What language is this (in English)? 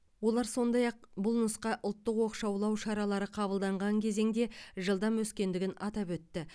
Kazakh